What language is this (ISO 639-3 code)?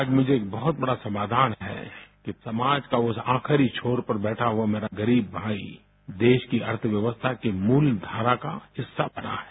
hin